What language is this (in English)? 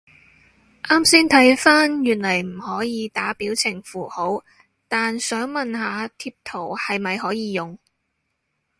Cantonese